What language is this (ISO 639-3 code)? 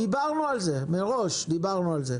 heb